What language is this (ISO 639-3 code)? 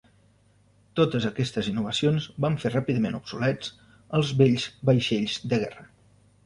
cat